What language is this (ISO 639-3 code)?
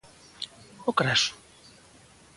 glg